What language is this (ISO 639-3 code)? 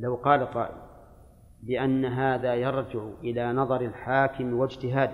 ara